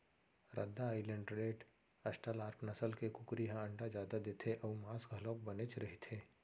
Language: Chhattisgarhi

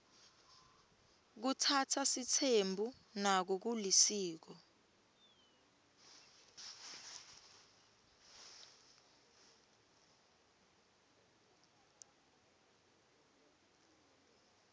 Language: Swati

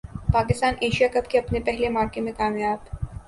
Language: Urdu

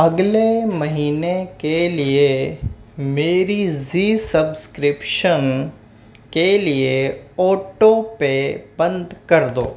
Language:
Urdu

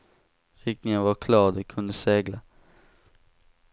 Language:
Swedish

